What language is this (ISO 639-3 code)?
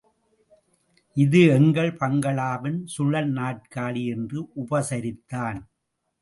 tam